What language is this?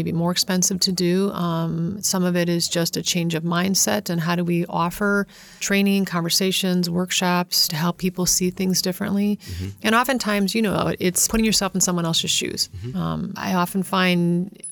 English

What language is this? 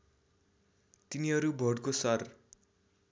Nepali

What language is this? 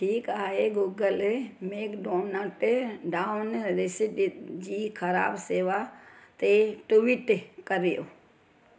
Sindhi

